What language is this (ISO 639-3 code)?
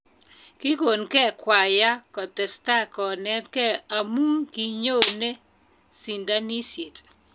kln